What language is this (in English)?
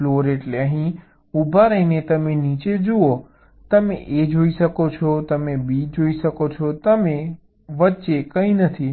Gujarati